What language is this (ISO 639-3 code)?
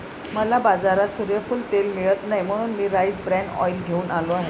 mar